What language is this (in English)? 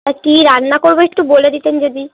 Bangla